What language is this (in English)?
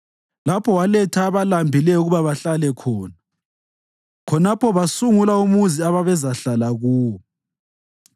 North Ndebele